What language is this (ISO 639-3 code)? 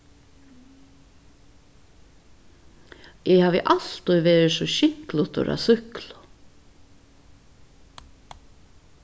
fao